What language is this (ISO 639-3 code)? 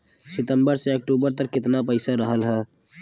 bho